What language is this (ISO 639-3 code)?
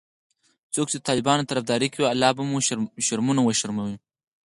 pus